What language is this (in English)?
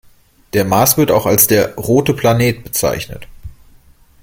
German